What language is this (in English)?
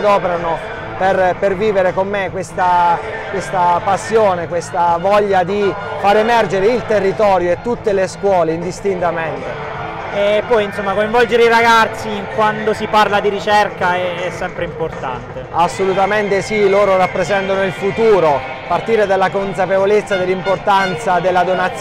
Italian